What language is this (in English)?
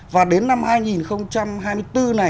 Vietnamese